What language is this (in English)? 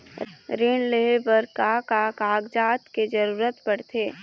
Chhattisgarhi